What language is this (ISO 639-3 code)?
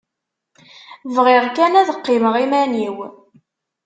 kab